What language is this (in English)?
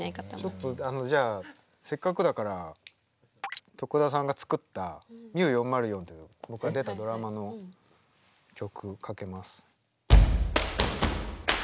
Japanese